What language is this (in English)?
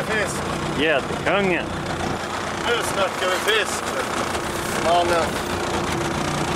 Swedish